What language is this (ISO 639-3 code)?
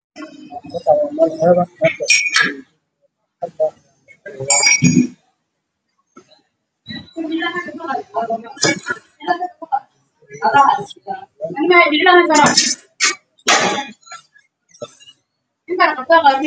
som